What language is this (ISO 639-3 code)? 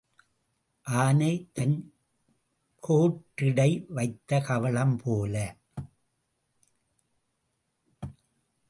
tam